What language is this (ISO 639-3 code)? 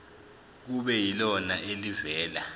zul